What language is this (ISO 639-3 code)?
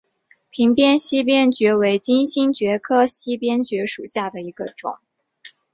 zho